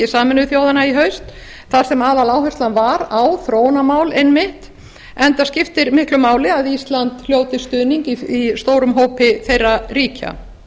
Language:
Icelandic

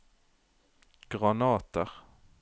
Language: Norwegian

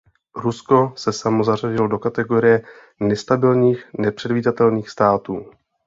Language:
Czech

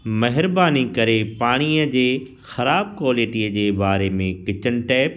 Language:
Sindhi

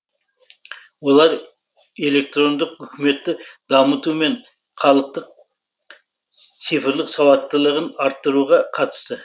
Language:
Kazakh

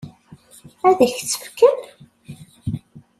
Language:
Kabyle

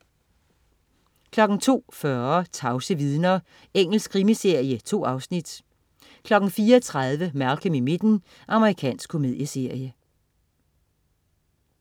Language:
Danish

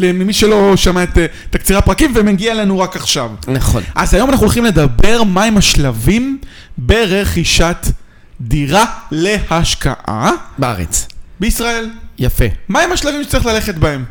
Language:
Hebrew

